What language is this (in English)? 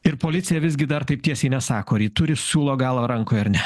Lithuanian